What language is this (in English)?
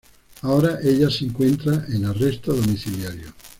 Spanish